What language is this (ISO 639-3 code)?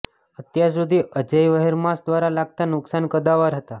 guj